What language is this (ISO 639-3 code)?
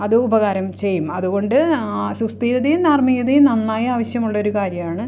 mal